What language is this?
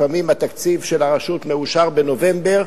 Hebrew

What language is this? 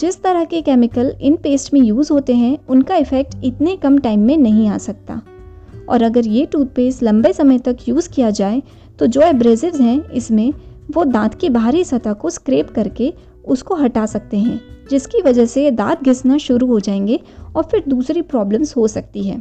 Hindi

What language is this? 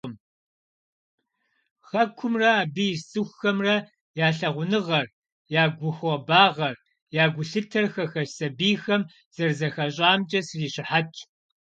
Kabardian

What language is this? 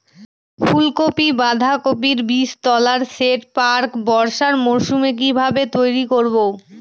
Bangla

